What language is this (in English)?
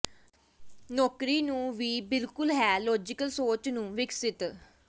Punjabi